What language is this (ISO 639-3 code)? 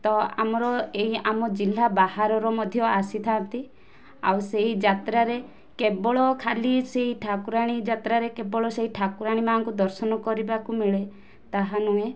ori